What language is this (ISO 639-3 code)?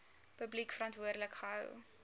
afr